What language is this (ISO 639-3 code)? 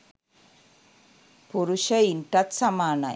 sin